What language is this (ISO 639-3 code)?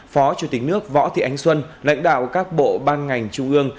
vie